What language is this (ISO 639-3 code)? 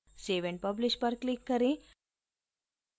hin